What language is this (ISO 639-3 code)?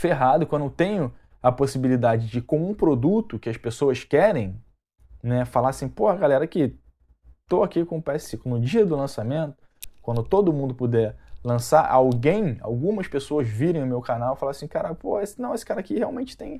por